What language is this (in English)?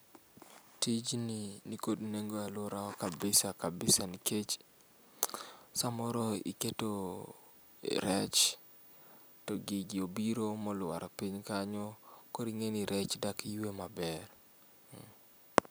Luo (Kenya and Tanzania)